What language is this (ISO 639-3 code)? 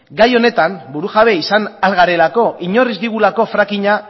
eus